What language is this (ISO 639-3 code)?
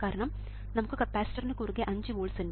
mal